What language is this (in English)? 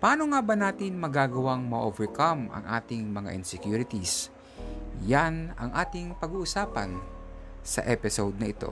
Filipino